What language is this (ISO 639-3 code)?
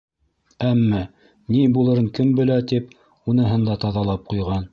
bak